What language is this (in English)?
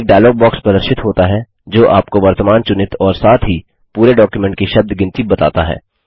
Hindi